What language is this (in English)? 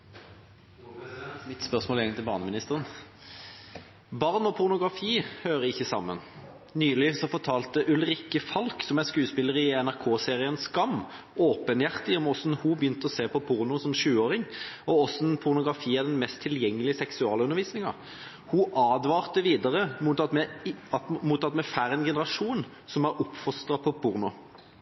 Norwegian Bokmål